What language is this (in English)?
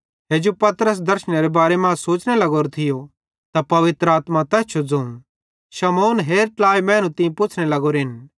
Bhadrawahi